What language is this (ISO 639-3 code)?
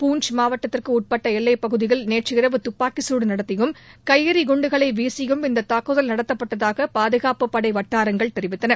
tam